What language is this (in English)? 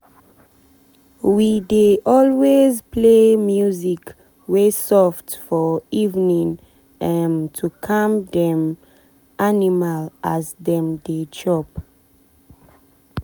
Nigerian Pidgin